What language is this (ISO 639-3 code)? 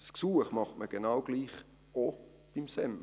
gsw